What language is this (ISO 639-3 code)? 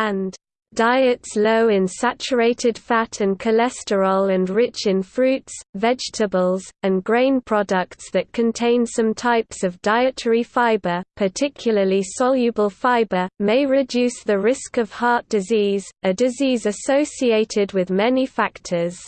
eng